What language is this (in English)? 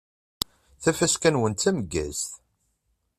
Kabyle